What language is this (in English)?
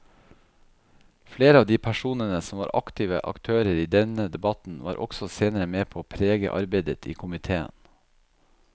Norwegian